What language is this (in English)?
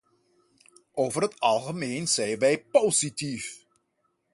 Dutch